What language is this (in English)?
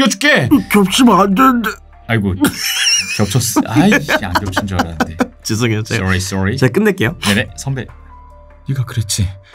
Korean